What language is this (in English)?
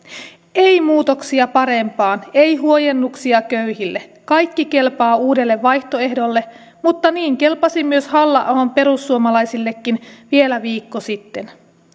Finnish